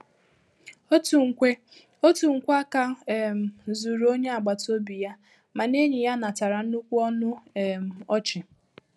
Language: Igbo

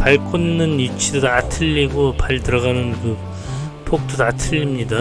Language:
Korean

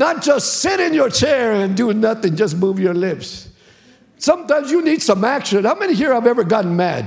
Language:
English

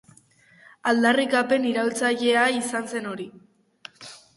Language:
Basque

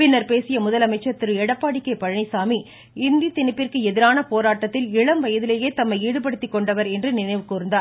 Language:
Tamil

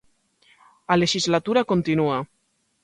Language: Galician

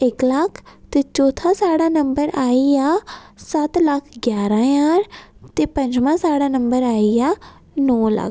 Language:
Dogri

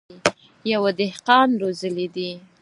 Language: Pashto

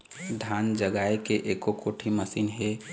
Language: Chhattisgarhi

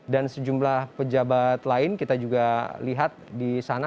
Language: Indonesian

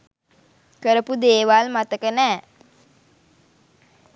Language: Sinhala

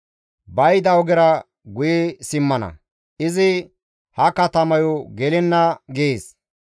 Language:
Gamo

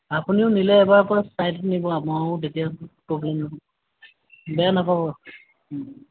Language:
Assamese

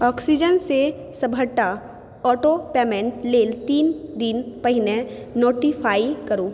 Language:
Maithili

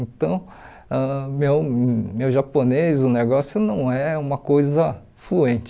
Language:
Portuguese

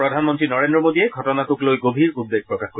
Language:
Assamese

